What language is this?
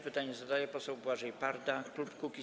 Polish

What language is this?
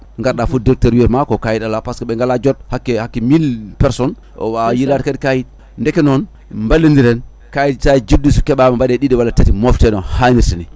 Fula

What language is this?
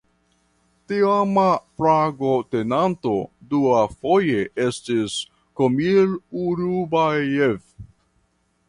Esperanto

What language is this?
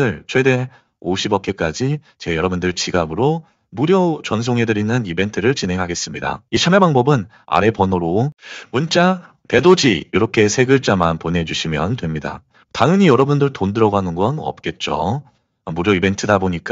Korean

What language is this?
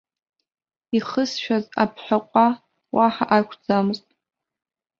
Abkhazian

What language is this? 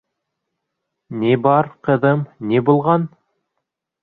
Bashkir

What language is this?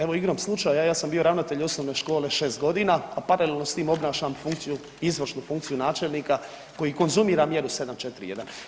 Croatian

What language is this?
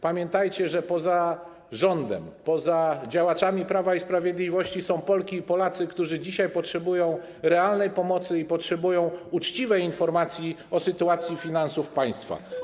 Polish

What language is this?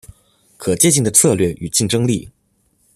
Chinese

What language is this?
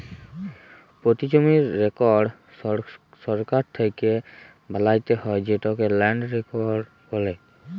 Bangla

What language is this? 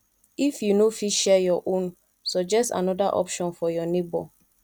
Nigerian Pidgin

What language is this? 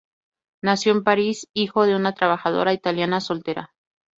Spanish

